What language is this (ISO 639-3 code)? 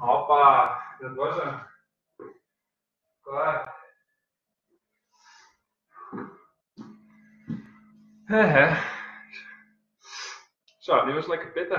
nld